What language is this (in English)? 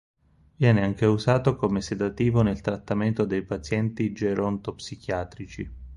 Italian